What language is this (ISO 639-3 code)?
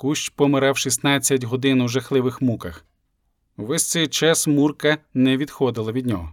ukr